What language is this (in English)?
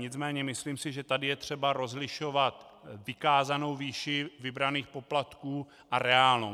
Czech